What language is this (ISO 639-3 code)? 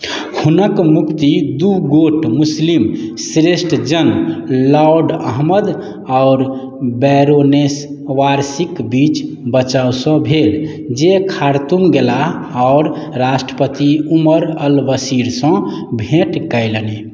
mai